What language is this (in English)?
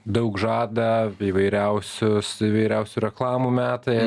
Lithuanian